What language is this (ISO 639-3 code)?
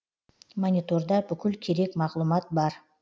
kaz